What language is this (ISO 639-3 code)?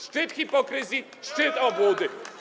pol